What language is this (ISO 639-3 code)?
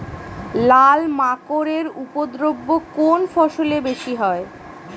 ben